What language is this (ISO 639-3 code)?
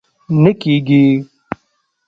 pus